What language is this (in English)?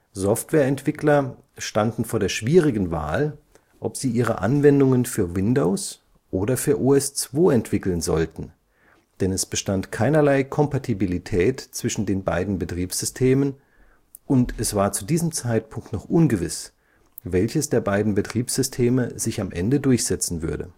German